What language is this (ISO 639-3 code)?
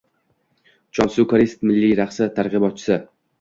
uzb